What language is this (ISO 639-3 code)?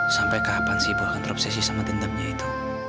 ind